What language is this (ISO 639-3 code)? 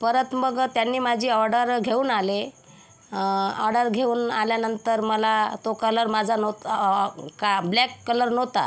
mar